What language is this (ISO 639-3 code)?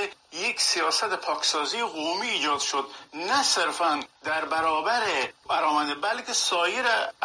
fas